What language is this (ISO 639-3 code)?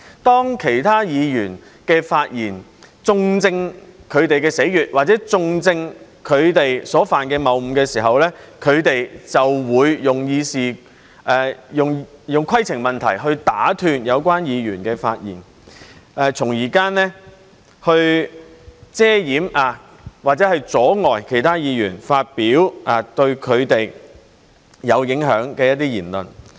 yue